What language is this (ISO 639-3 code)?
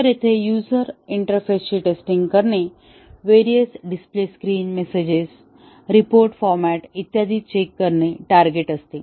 mar